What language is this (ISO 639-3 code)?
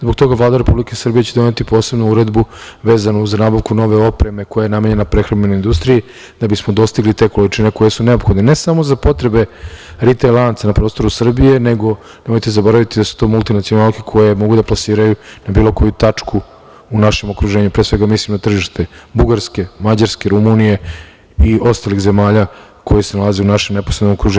srp